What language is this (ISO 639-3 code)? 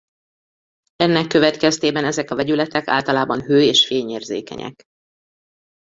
hun